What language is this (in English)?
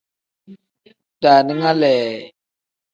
Tem